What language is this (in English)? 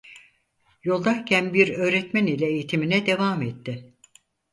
Turkish